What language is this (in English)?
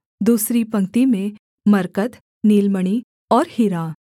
Hindi